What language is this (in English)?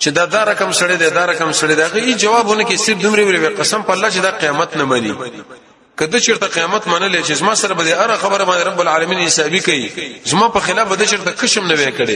Arabic